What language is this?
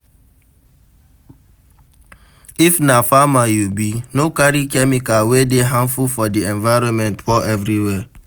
Nigerian Pidgin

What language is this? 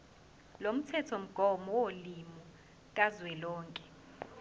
Zulu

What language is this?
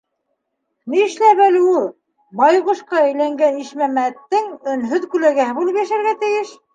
Bashkir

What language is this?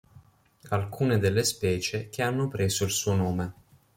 Italian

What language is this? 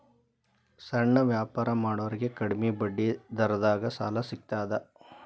Kannada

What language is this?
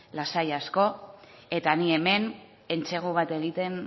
Basque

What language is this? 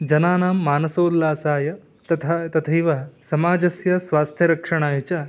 Sanskrit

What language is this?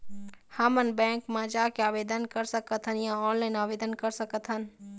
Chhattisgarhi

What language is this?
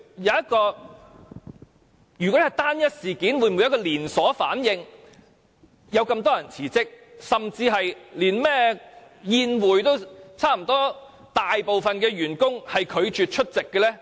Cantonese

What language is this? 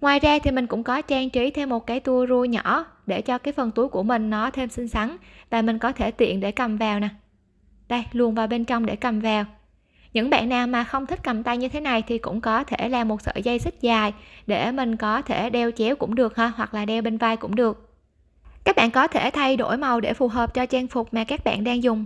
Vietnamese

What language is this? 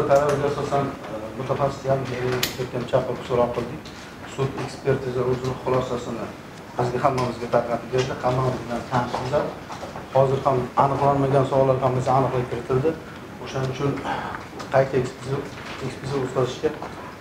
Turkish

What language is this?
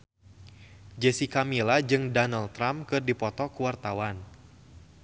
Sundanese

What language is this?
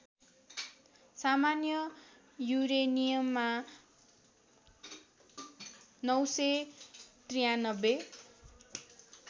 Nepali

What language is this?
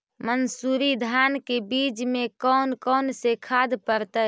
Magahi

